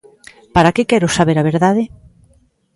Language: Galician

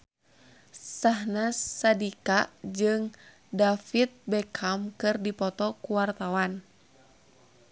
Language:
Sundanese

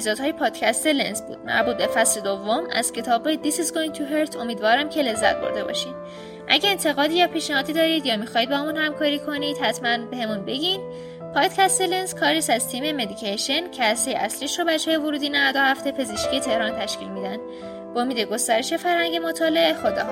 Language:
Persian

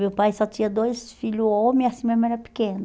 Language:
Portuguese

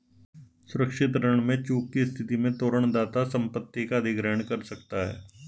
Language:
Hindi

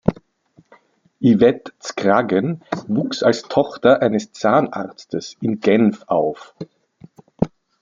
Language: German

